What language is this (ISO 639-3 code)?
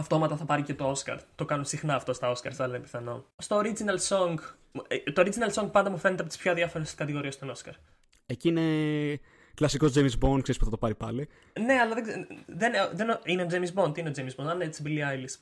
ell